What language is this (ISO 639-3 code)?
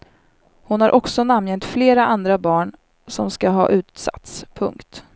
swe